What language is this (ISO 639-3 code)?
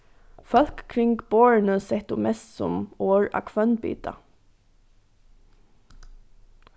fao